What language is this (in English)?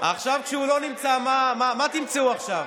Hebrew